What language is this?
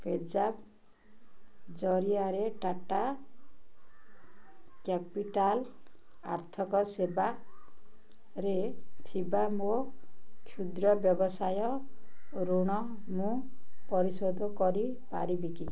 Odia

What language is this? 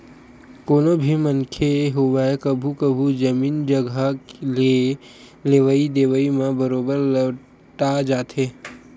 Chhattisgarhi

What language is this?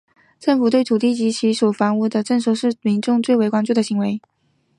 Chinese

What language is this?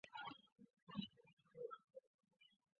Chinese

